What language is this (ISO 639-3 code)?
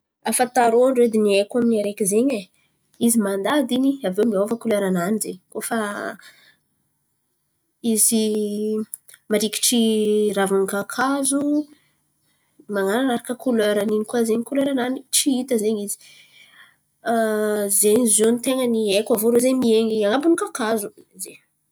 xmv